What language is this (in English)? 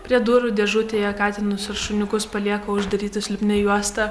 Lithuanian